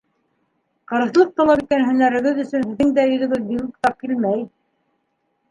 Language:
Bashkir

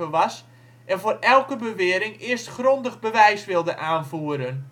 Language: Dutch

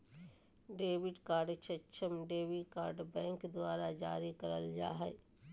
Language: Magahi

